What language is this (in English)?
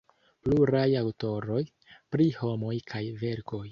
Esperanto